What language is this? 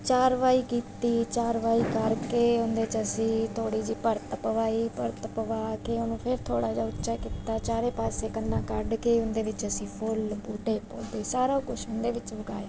Punjabi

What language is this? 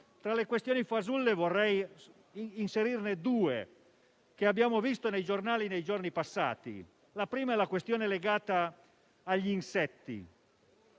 Italian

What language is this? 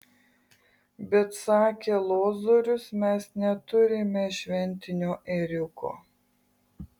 Lithuanian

